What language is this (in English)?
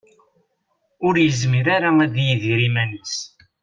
Kabyle